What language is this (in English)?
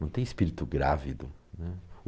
Portuguese